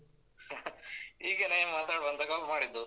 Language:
Kannada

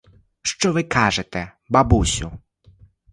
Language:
Ukrainian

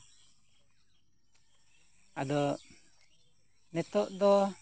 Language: Santali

